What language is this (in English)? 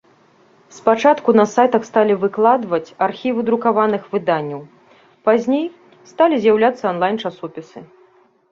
Belarusian